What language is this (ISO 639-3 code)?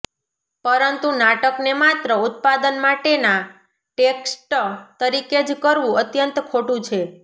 guj